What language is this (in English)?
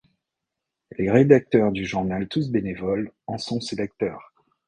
French